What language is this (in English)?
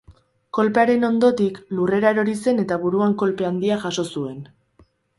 Basque